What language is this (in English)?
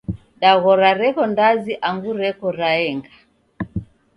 Taita